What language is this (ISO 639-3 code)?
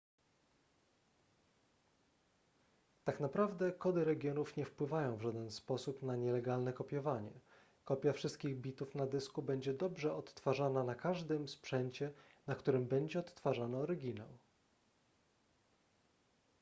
pol